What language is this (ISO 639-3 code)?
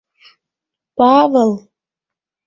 chm